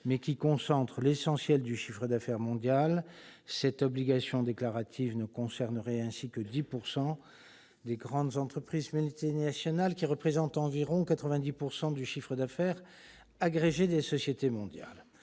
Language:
French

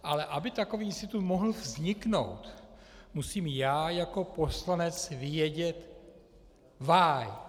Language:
Czech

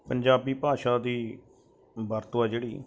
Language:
Punjabi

